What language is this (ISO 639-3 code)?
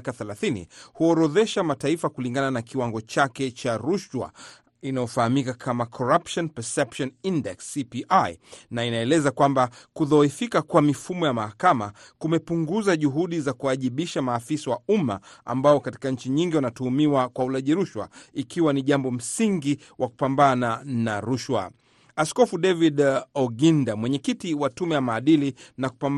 swa